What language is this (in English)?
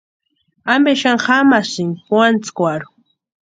Western Highland Purepecha